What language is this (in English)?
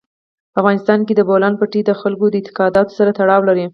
Pashto